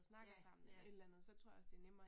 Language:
Danish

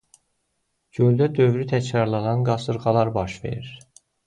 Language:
Azerbaijani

